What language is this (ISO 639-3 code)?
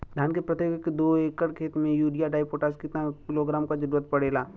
bho